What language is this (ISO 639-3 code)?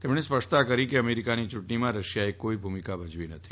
guj